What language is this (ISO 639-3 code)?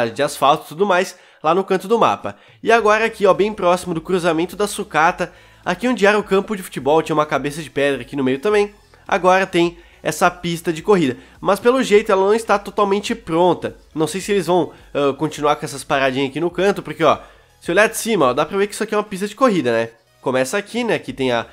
por